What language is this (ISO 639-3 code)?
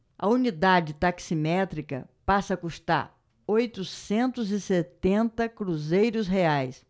por